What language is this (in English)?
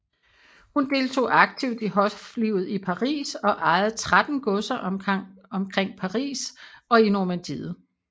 Danish